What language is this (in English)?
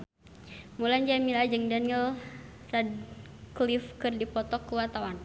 Sundanese